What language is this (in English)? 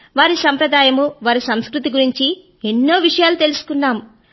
Telugu